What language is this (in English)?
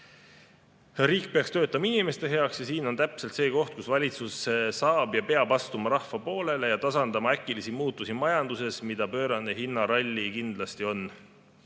Estonian